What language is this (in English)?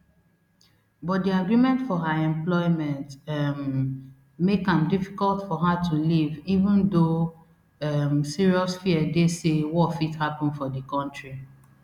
Nigerian Pidgin